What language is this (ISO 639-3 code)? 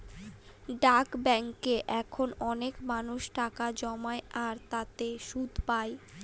ben